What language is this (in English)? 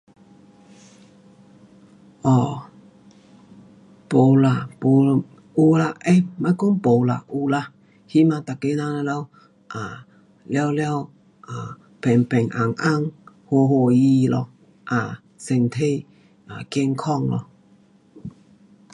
Pu-Xian Chinese